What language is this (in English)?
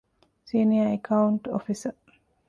Divehi